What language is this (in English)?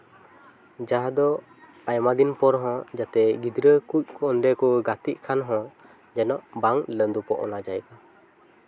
Santali